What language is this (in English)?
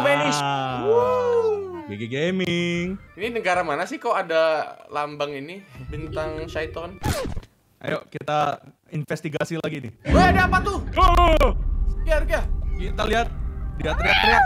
Indonesian